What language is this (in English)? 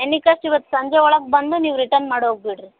Kannada